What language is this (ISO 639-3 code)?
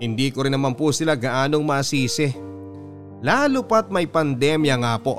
fil